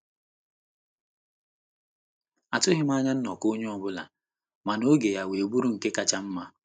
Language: Igbo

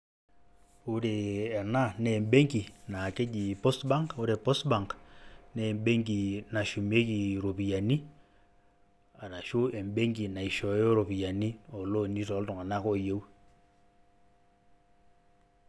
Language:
Masai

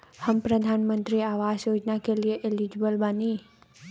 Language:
Bhojpuri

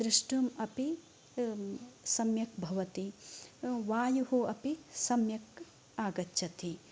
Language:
Sanskrit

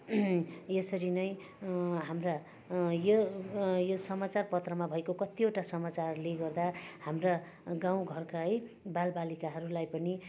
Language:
Nepali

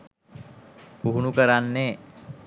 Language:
Sinhala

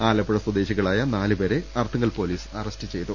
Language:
Malayalam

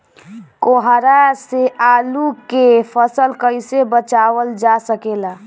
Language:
Bhojpuri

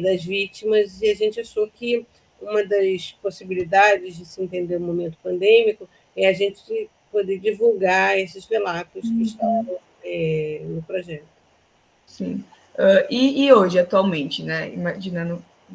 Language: Portuguese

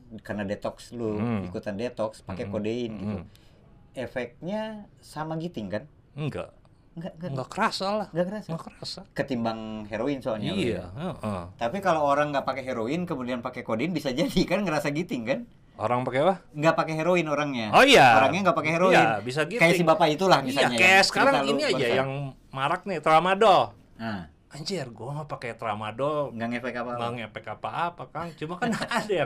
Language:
Indonesian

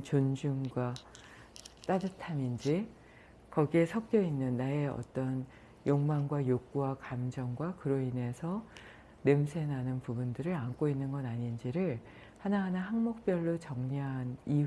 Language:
Korean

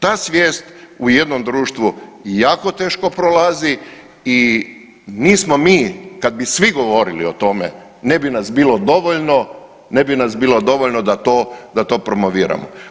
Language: Croatian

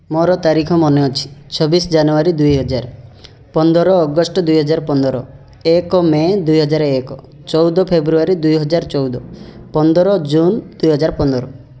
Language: Odia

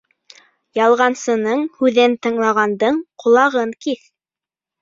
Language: Bashkir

